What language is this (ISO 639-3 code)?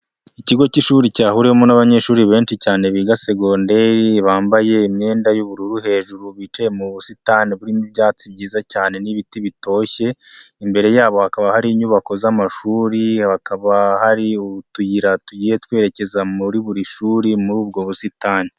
kin